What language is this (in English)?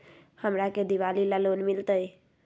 Magahi